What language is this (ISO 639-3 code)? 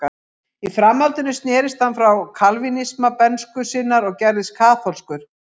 isl